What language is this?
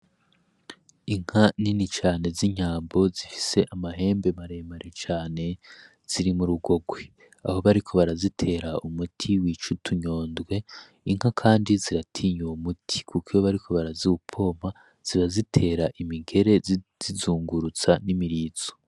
Rundi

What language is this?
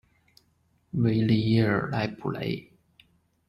Chinese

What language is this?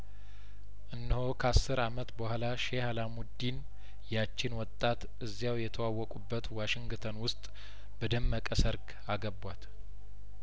Amharic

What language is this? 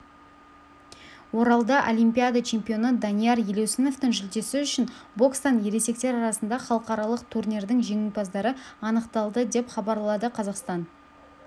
Kazakh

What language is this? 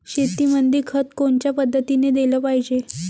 Marathi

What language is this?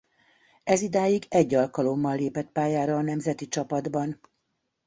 Hungarian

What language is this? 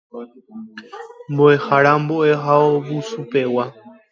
Guarani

